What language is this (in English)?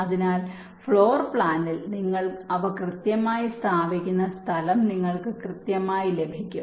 Malayalam